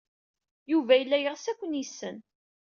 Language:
Kabyle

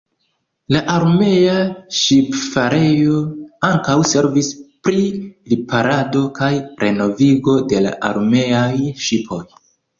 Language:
Esperanto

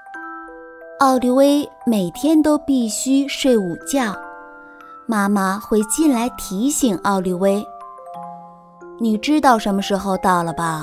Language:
Chinese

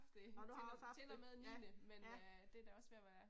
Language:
Danish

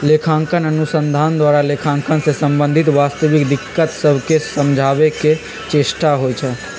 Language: Magahi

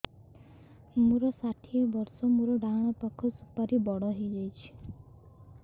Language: Odia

